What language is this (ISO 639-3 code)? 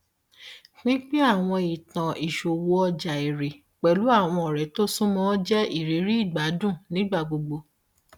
yor